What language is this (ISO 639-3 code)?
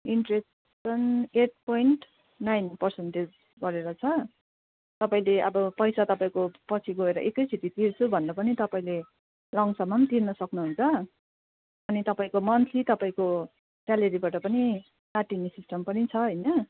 nep